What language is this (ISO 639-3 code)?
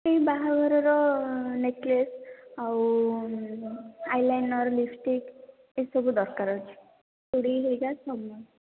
ori